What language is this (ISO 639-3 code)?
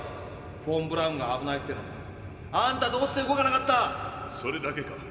jpn